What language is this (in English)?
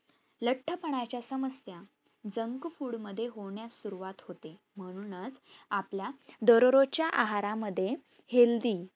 Marathi